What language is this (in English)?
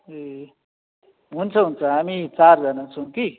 Nepali